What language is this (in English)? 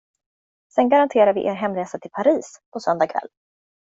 Swedish